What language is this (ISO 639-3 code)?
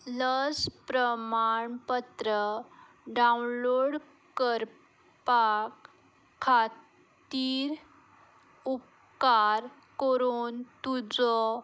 kok